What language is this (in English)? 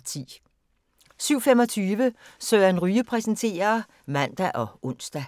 Danish